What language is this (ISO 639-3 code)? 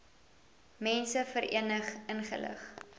afr